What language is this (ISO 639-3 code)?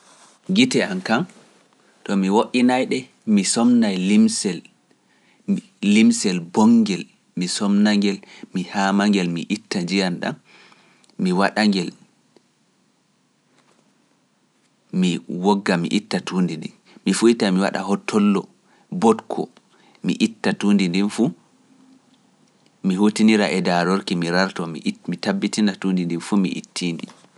fuf